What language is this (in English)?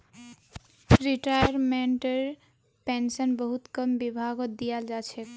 Magahi